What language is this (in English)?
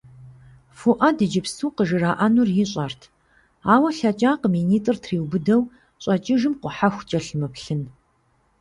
Kabardian